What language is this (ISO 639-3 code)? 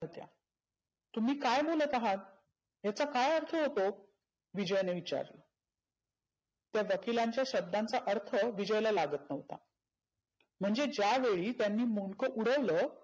mar